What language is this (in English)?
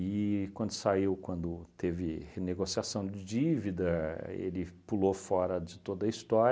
Portuguese